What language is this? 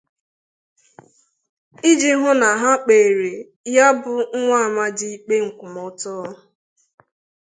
Igbo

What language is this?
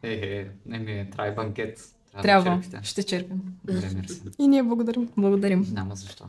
Bulgarian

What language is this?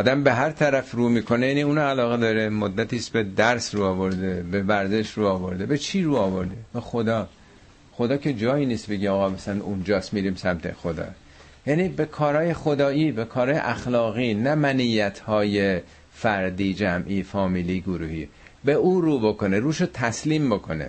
Persian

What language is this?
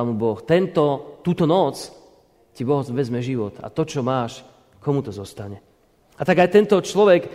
Slovak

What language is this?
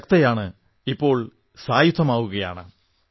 Malayalam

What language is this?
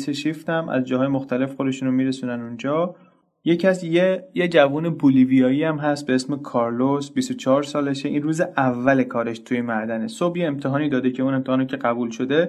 Persian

